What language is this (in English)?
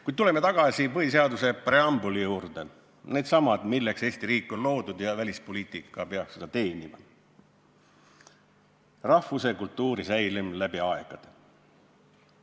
Estonian